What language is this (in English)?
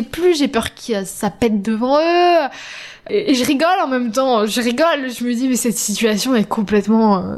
French